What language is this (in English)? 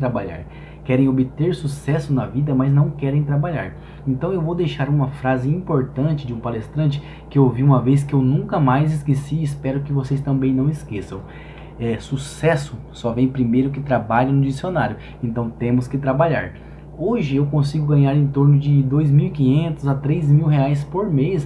Portuguese